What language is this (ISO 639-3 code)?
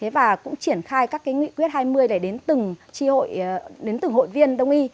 vie